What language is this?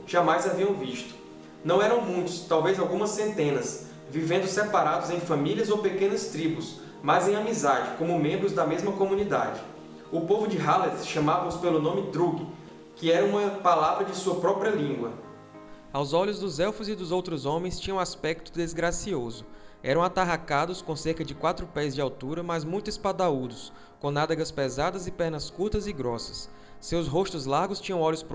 Portuguese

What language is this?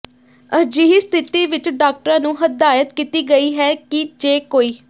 Punjabi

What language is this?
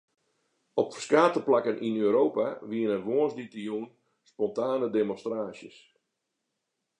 Western Frisian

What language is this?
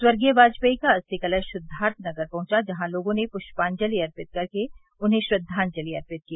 Hindi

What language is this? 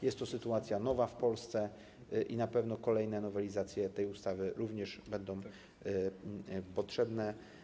Polish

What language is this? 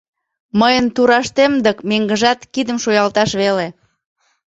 Mari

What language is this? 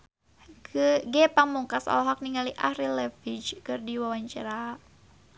Sundanese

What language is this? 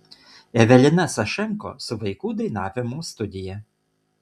Lithuanian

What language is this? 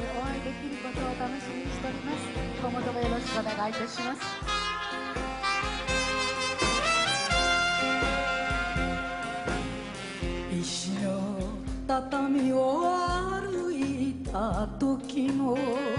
Japanese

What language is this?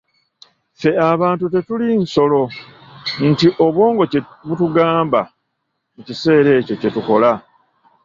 Ganda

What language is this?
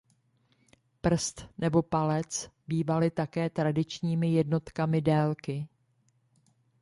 Czech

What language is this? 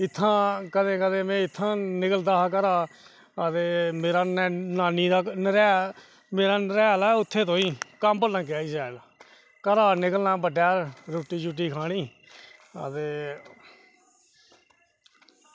Dogri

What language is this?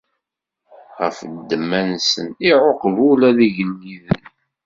Kabyle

